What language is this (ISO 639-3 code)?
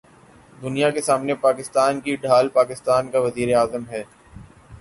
urd